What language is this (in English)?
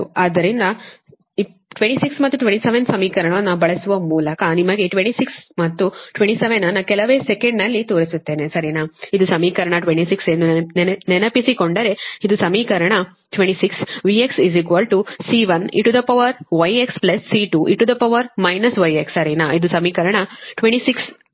Kannada